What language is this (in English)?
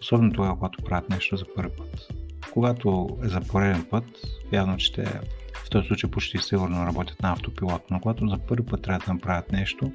Bulgarian